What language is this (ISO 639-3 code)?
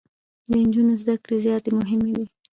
pus